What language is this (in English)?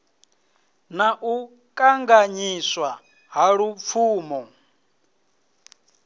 Venda